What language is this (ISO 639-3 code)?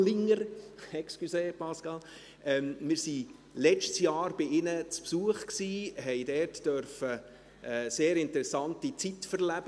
gsw